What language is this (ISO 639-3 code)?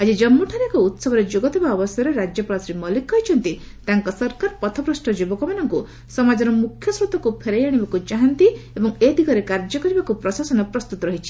ori